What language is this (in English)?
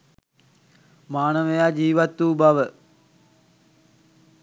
Sinhala